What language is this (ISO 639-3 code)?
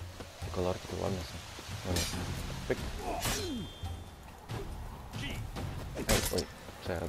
pol